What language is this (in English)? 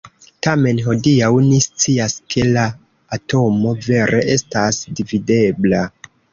Esperanto